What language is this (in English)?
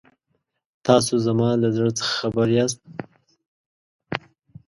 Pashto